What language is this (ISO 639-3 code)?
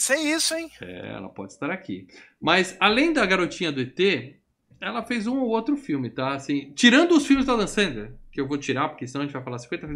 por